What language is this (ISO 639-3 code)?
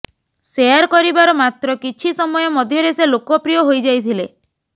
ori